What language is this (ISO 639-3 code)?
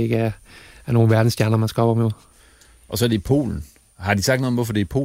dan